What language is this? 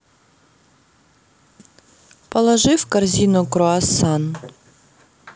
Russian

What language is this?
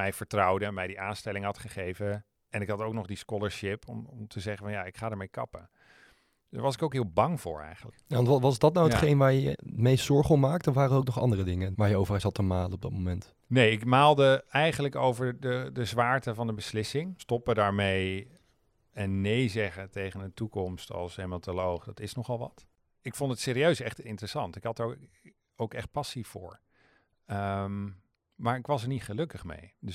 Dutch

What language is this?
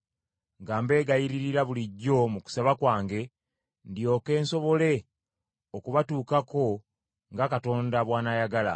Ganda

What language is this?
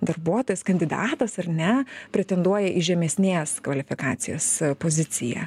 Lithuanian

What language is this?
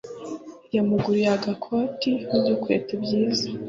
Kinyarwanda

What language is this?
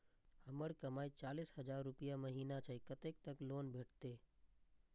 Maithili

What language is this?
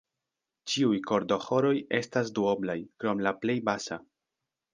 Esperanto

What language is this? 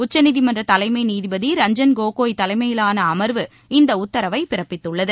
Tamil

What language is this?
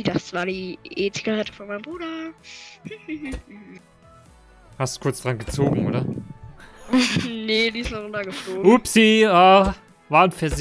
German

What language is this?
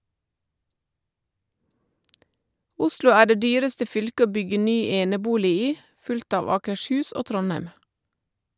Norwegian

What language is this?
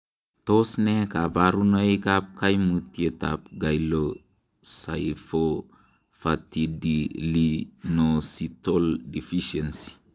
Kalenjin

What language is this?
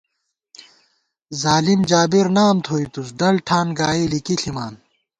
Gawar-Bati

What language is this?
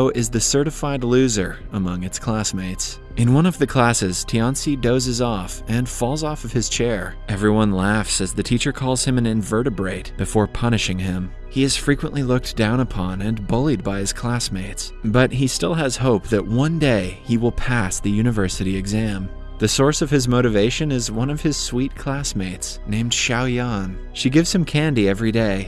English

